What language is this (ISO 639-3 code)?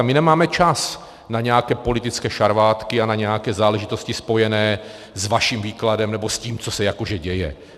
ces